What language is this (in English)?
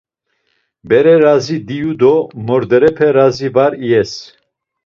Laz